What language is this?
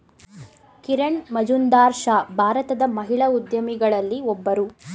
Kannada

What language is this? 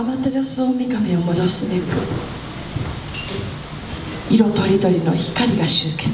Japanese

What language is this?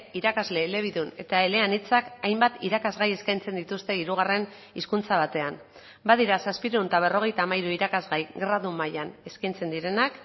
Basque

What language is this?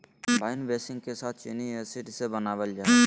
Magahi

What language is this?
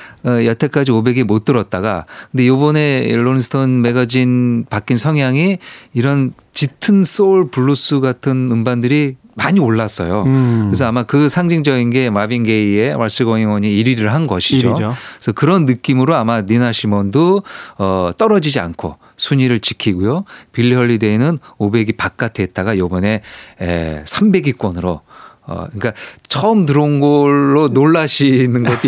Korean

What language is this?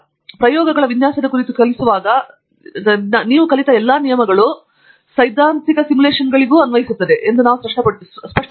Kannada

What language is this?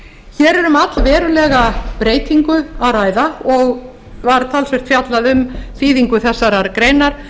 Icelandic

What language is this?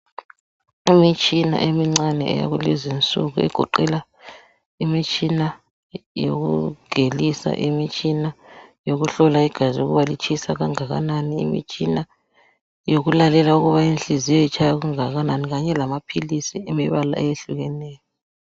North Ndebele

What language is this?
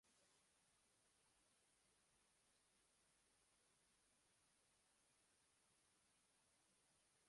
Uzbek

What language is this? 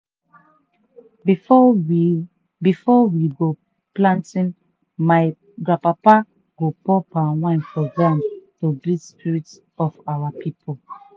Nigerian Pidgin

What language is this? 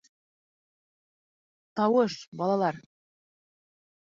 Bashkir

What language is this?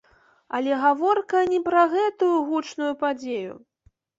Belarusian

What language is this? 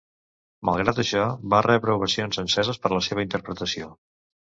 Catalan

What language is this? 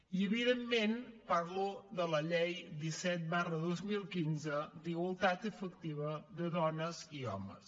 Catalan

